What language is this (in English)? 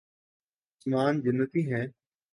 Urdu